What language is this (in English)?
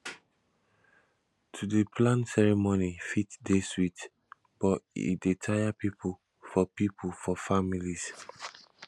Nigerian Pidgin